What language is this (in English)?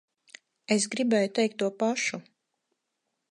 Latvian